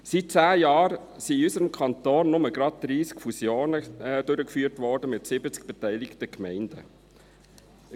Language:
Swiss German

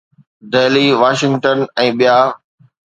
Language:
Sindhi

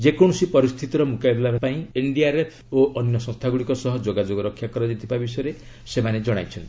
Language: Odia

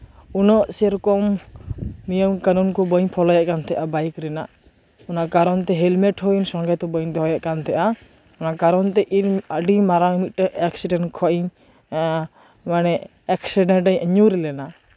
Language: Santali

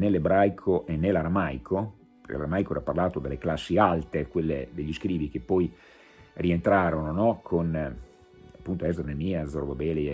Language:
Italian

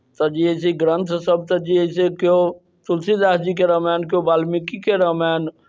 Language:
Maithili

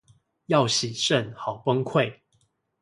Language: Chinese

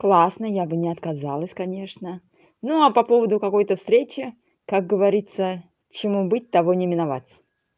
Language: Russian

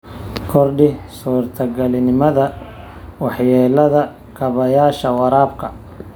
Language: Somali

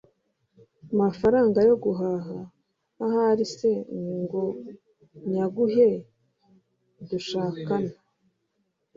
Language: Kinyarwanda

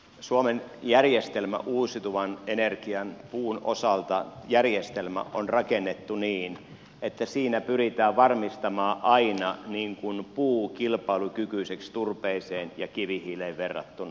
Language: Finnish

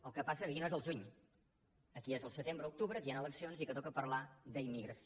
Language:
Catalan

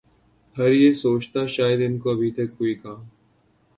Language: Urdu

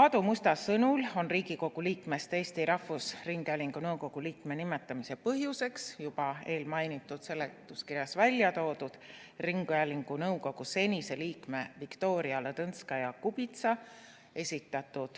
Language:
Estonian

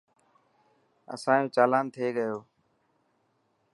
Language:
Dhatki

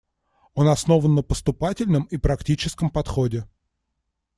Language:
Russian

